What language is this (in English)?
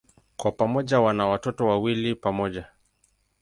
Swahili